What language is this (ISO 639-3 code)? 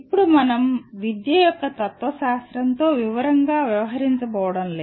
tel